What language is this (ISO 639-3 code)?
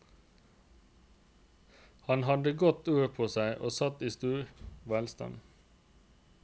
nor